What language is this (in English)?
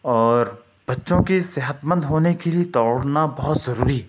Urdu